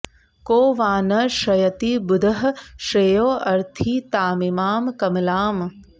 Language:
Sanskrit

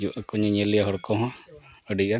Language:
Santali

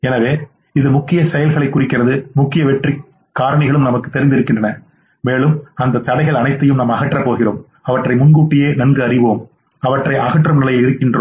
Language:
Tamil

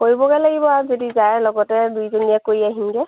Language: Assamese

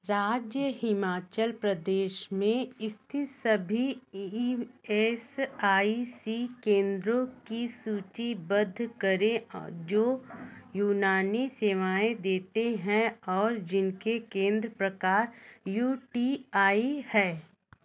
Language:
Hindi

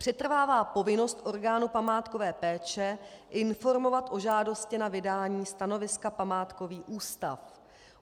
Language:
Czech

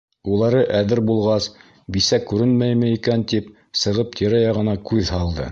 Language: Bashkir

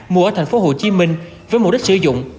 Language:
Vietnamese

